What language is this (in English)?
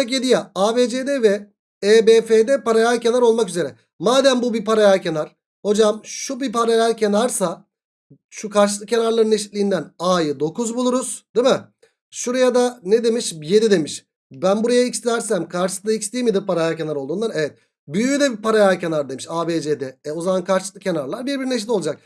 Turkish